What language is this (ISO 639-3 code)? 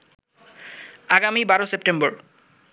ben